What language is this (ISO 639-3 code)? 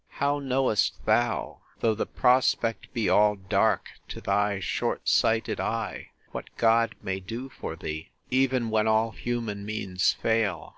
eng